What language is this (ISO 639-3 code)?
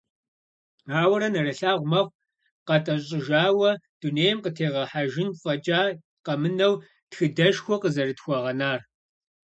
kbd